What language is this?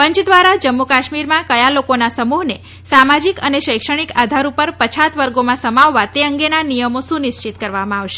Gujarati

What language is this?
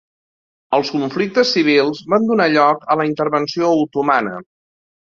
Catalan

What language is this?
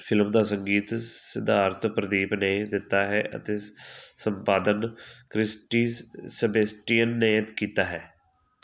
Punjabi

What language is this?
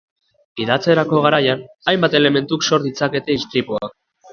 Basque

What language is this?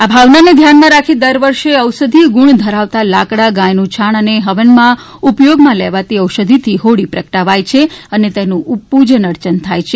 Gujarati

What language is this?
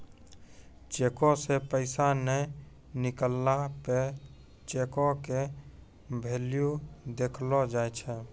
Maithili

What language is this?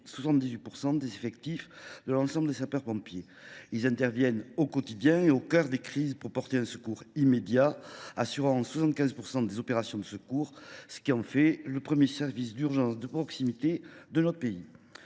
French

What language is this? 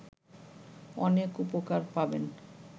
Bangla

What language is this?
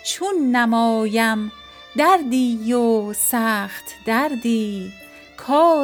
Persian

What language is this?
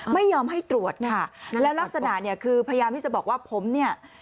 Thai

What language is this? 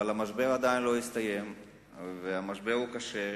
Hebrew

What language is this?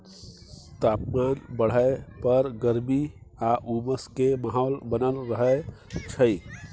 Maithili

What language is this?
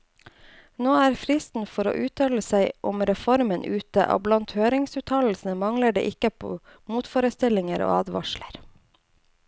Norwegian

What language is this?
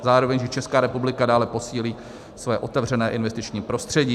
Czech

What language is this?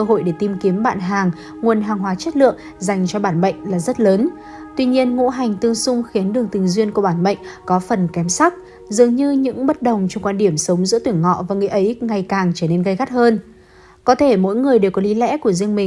Vietnamese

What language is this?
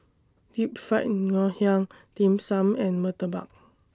English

